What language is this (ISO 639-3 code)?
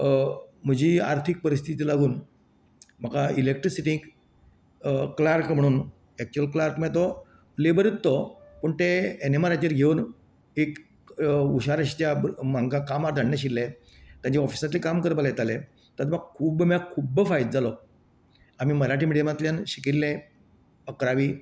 kok